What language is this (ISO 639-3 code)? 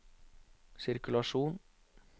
nor